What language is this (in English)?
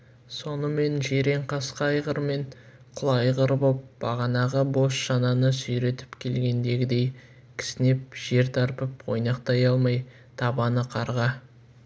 Kazakh